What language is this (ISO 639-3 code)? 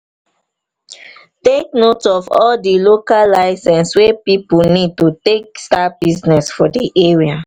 pcm